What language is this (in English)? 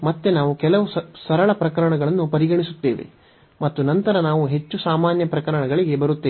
Kannada